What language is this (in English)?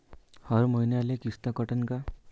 Marathi